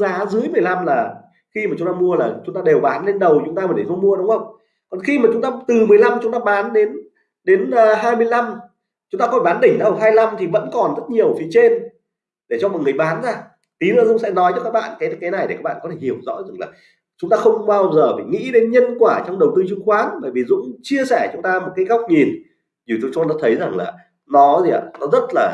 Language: Vietnamese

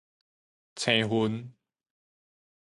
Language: Min Nan Chinese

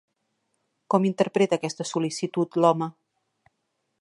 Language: Catalan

